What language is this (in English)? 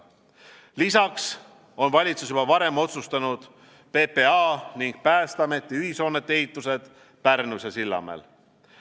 Estonian